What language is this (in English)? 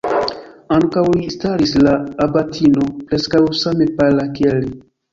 Esperanto